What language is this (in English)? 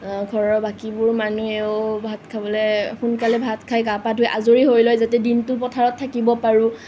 Assamese